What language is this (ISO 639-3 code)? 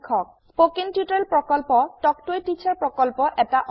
asm